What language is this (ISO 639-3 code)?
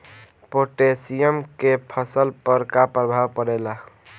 bho